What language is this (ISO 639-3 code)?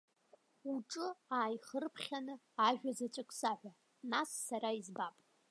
abk